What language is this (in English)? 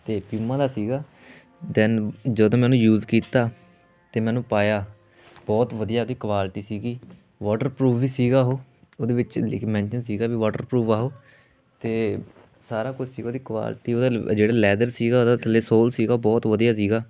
Punjabi